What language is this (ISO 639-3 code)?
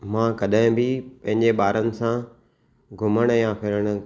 snd